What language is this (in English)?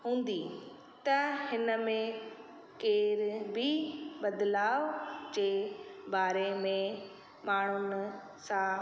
Sindhi